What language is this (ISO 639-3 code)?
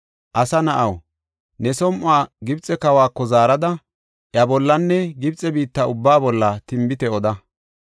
gof